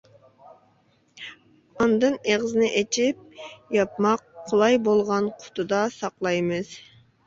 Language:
Uyghur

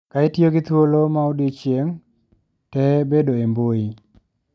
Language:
Luo (Kenya and Tanzania)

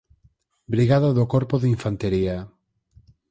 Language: Galician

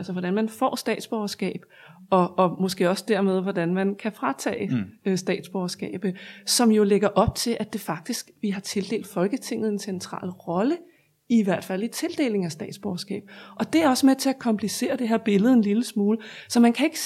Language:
Danish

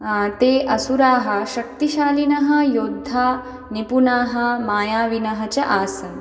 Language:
Sanskrit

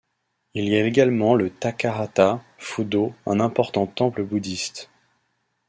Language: French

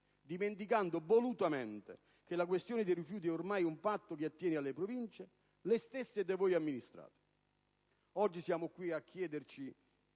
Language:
Italian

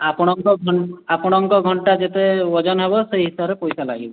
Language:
Odia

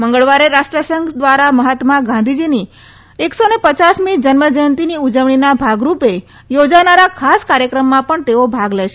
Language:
Gujarati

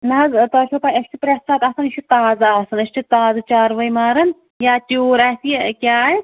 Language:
Kashmiri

